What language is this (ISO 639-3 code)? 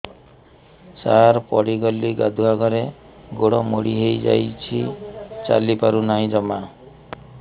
ori